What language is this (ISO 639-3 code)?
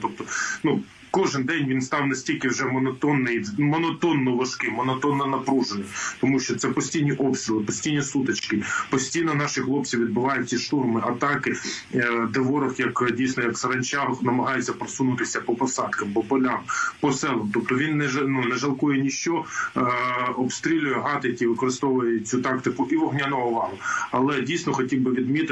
ukr